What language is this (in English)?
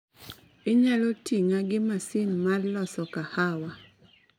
Luo (Kenya and Tanzania)